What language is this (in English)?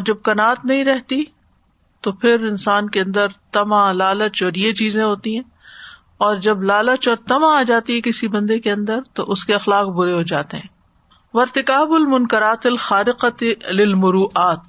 Urdu